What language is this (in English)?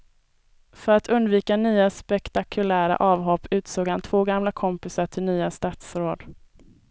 Swedish